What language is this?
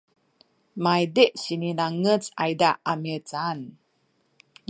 Sakizaya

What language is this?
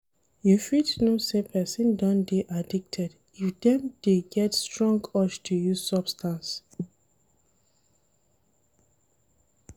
Nigerian Pidgin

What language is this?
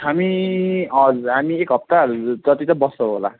Nepali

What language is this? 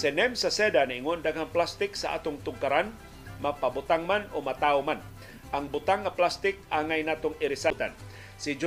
Filipino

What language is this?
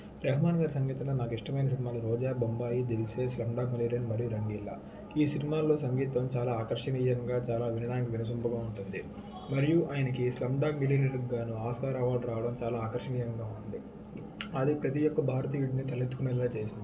Telugu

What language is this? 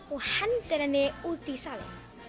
Icelandic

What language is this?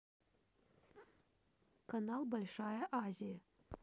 Russian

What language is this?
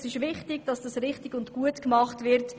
Swiss German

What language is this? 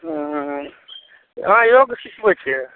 Maithili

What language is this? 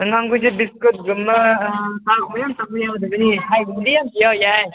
Manipuri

